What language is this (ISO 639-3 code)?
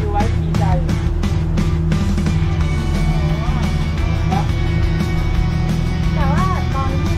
tha